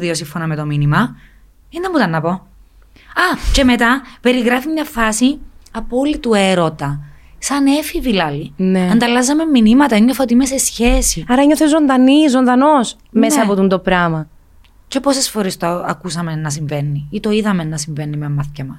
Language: Greek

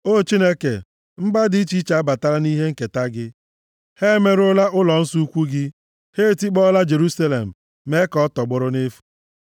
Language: Igbo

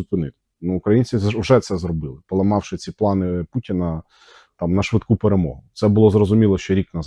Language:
Ukrainian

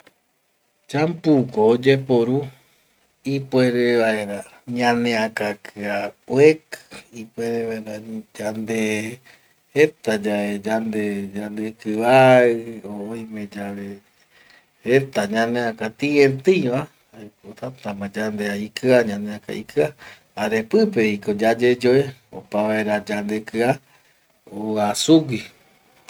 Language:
Eastern Bolivian Guaraní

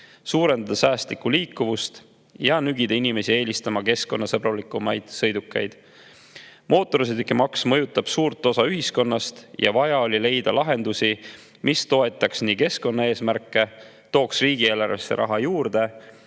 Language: Estonian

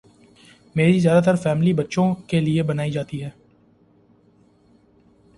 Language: Urdu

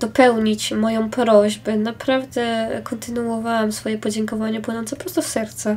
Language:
Polish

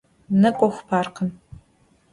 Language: Adyghe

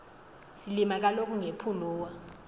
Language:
Xhosa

